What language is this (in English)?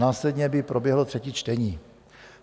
Czech